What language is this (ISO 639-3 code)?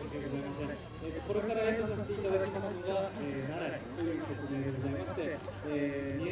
jpn